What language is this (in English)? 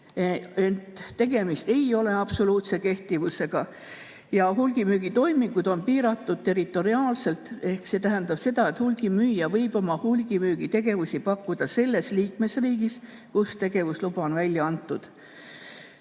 Estonian